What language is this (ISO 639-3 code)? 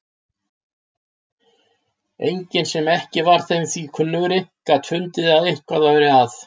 isl